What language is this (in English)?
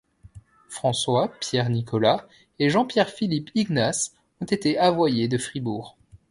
French